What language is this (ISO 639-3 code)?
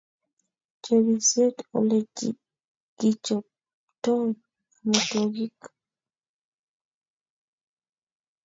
kln